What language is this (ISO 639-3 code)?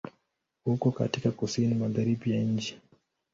swa